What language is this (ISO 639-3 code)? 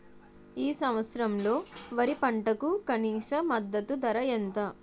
tel